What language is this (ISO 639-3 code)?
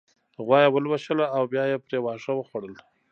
pus